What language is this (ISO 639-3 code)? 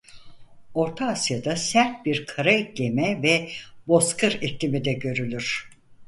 tur